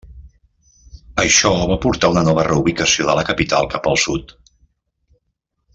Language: Catalan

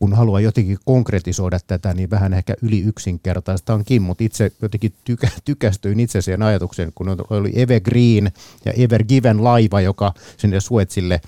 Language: Finnish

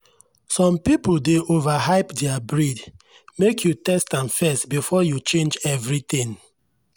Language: Nigerian Pidgin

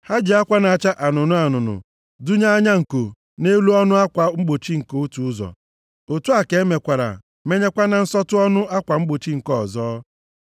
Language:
Igbo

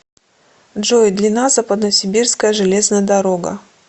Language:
Russian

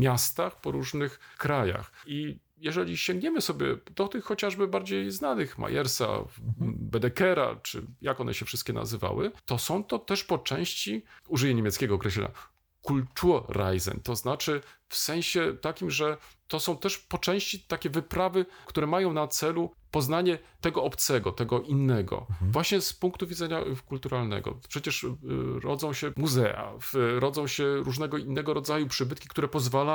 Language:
Polish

